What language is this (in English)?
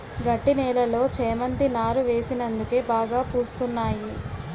Telugu